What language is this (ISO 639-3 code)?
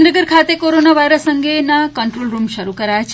guj